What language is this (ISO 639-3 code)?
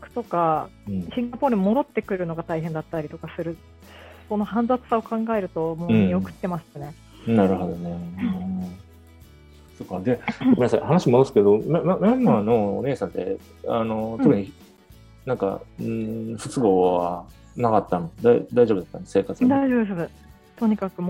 jpn